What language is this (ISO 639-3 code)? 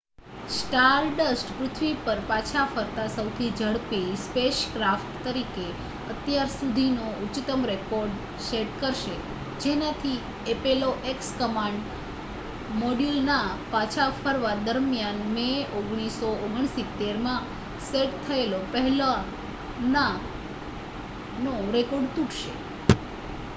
guj